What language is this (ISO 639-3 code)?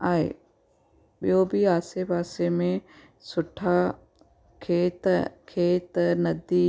snd